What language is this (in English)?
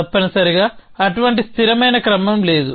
Telugu